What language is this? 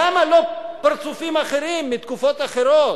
Hebrew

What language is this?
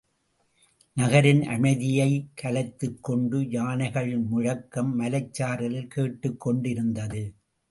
Tamil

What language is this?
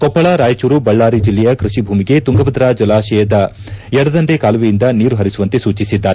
Kannada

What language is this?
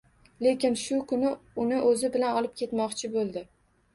Uzbek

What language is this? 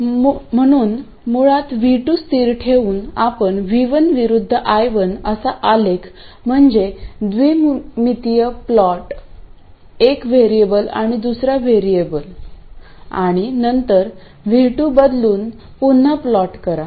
Marathi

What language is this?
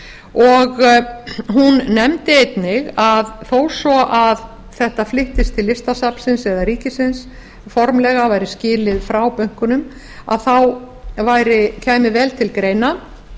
Icelandic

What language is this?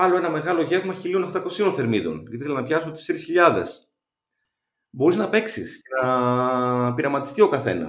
Greek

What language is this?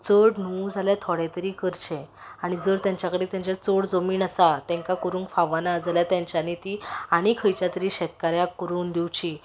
Konkani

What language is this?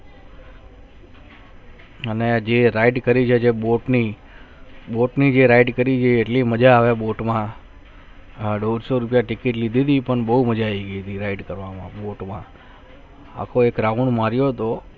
Gujarati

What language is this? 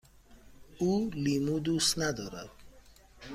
Persian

